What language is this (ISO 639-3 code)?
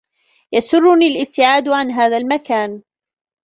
ara